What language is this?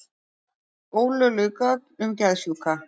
Icelandic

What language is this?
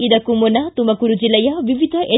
Kannada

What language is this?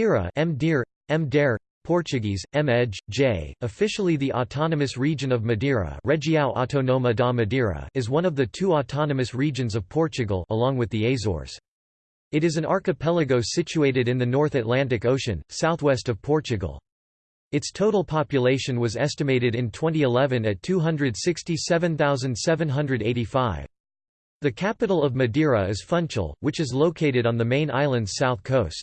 English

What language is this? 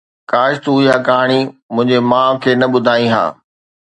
Sindhi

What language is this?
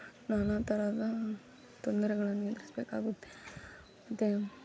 Kannada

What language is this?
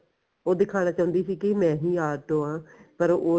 Punjabi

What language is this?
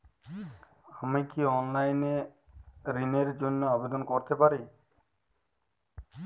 Bangla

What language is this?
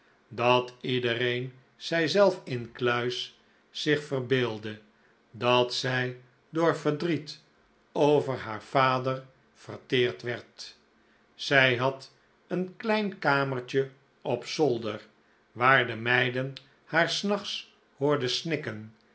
Dutch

